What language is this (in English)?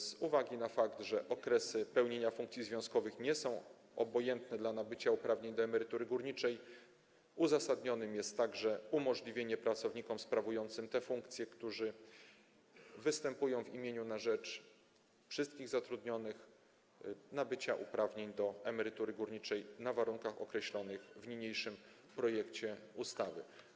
Polish